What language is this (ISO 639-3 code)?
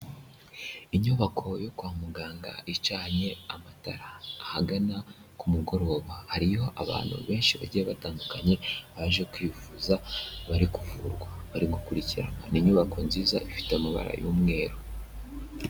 kin